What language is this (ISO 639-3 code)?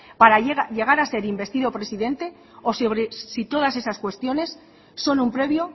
spa